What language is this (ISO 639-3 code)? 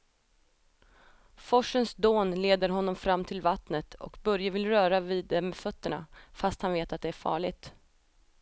swe